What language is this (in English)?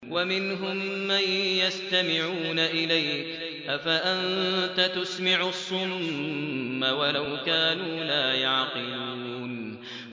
Arabic